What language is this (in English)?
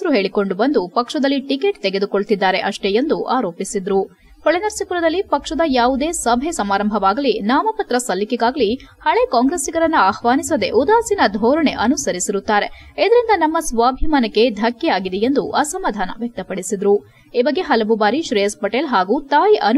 Kannada